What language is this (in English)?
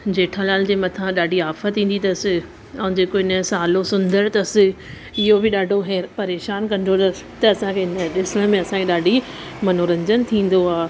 Sindhi